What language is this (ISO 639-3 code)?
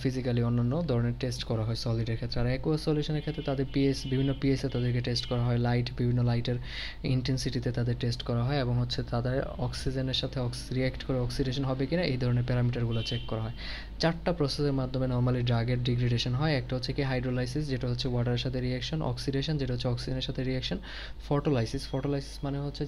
hin